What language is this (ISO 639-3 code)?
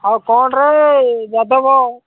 ori